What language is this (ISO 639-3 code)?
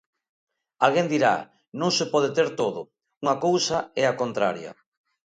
glg